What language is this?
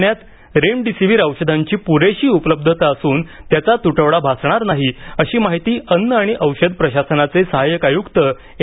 Marathi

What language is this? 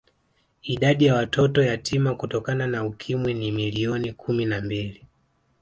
Swahili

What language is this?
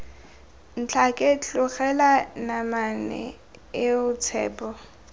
Tswana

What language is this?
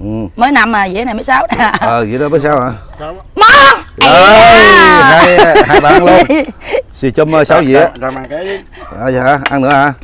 Vietnamese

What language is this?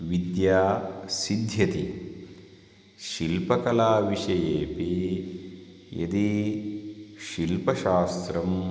Sanskrit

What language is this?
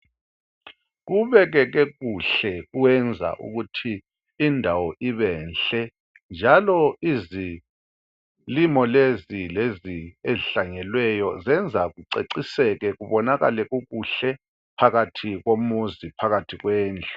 North Ndebele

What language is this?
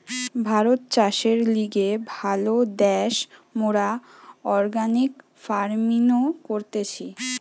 Bangla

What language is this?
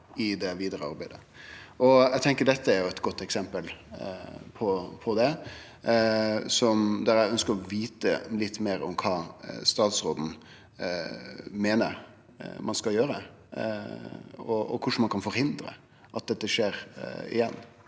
Norwegian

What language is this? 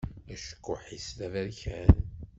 Kabyle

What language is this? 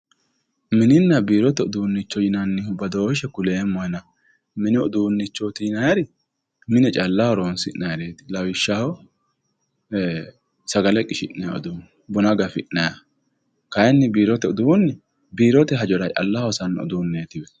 Sidamo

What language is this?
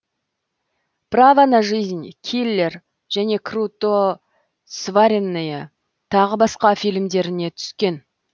Kazakh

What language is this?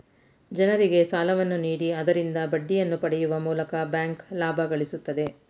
Kannada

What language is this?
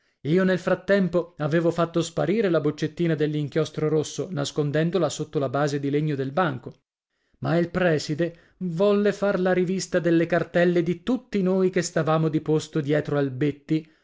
Italian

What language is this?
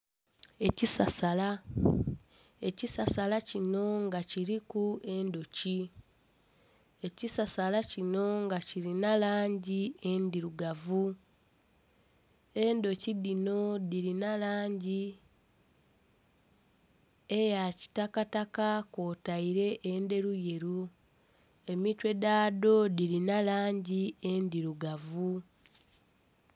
Soga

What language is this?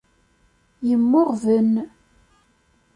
Kabyle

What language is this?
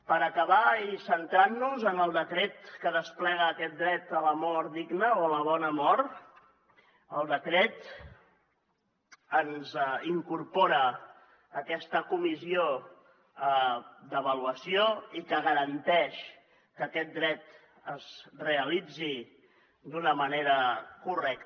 Catalan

